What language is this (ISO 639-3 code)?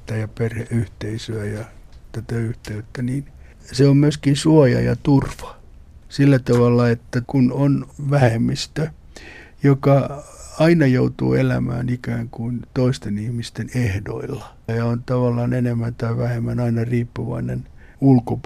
fin